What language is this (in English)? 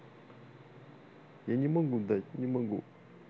Russian